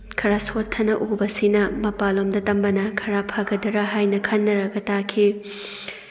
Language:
Manipuri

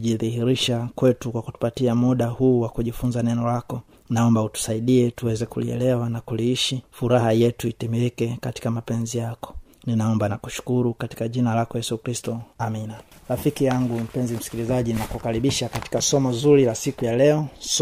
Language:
Swahili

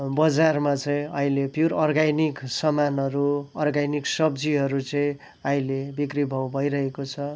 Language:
Nepali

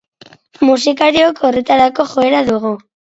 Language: Basque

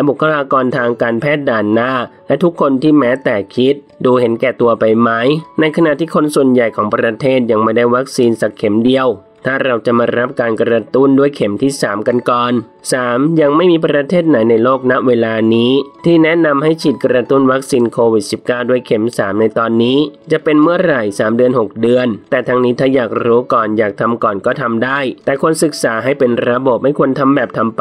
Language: Thai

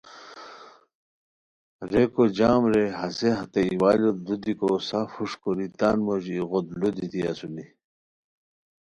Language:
Khowar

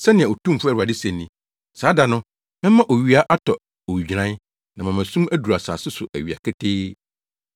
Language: Akan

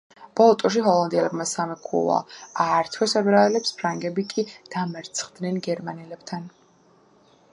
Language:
Georgian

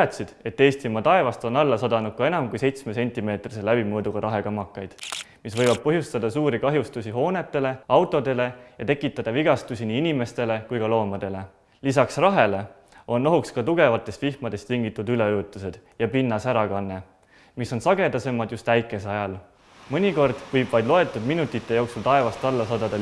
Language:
Estonian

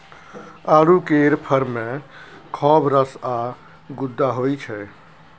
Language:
Maithili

